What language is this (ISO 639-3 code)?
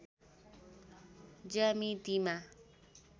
nep